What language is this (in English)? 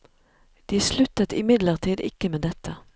Norwegian